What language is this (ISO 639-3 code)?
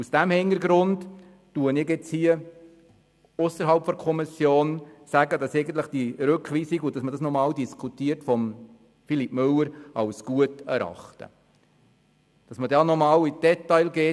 gsw